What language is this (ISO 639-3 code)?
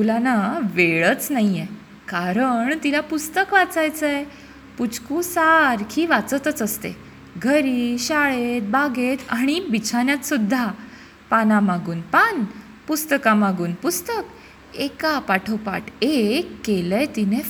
mar